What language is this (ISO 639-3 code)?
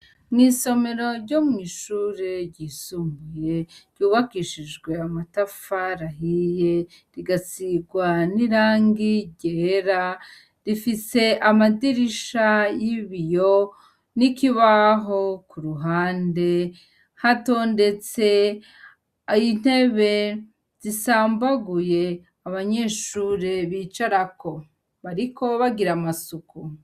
run